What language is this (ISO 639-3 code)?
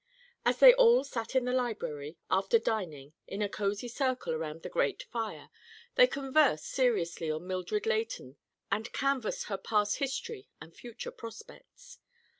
eng